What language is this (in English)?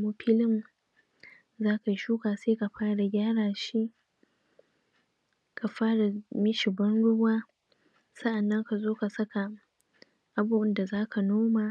Hausa